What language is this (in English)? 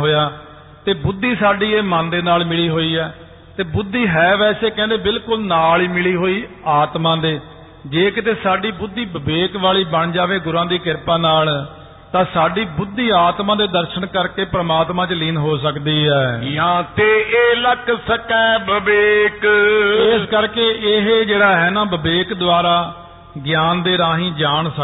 Punjabi